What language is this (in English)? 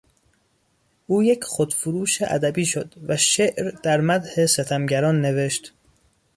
Persian